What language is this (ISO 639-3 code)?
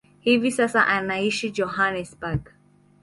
swa